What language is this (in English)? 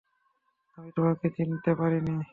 Bangla